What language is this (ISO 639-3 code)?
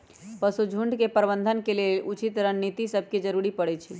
mag